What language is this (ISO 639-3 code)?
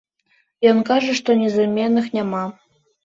bel